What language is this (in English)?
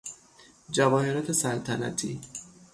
Persian